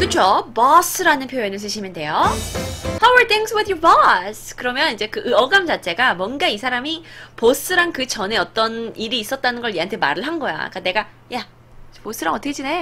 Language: Korean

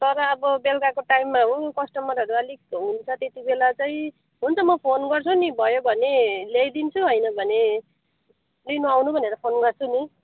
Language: Nepali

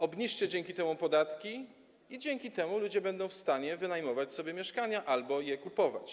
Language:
Polish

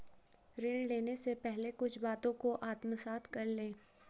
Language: Hindi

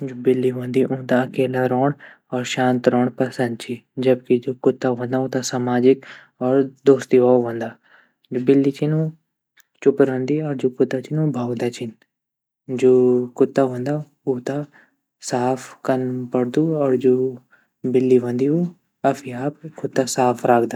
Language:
Garhwali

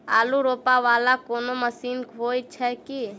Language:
Maithili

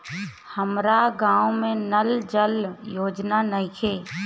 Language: Bhojpuri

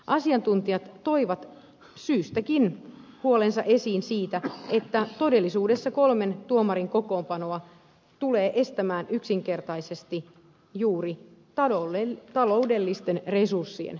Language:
Finnish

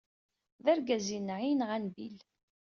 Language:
Kabyle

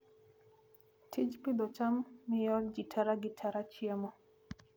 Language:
Luo (Kenya and Tanzania)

